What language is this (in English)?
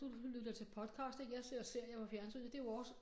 Danish